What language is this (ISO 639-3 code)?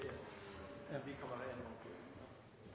nno